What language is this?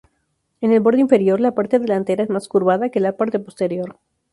Spanish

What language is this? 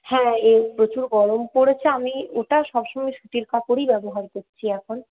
Bangla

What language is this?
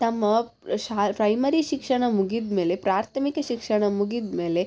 Kannada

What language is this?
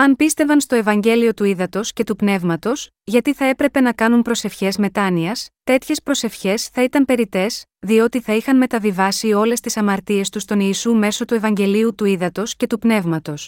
Greek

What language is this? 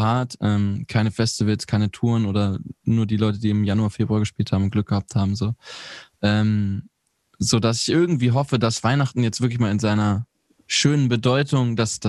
German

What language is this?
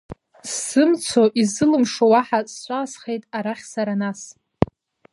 Abkhazian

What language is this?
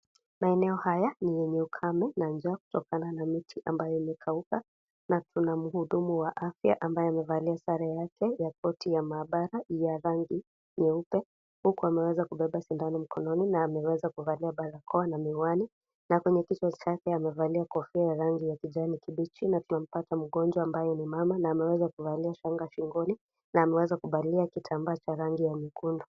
Swahili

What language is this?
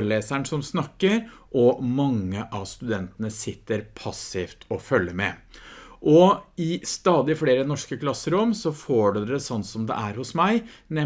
Norwegian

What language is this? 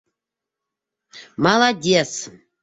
Bashkir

